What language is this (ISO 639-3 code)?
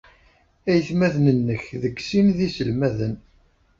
kab